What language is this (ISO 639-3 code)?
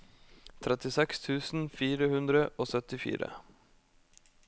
nor